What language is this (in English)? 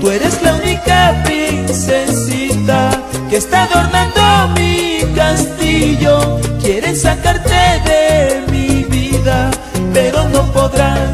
Spanish